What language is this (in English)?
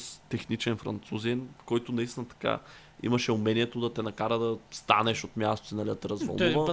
Bulgarian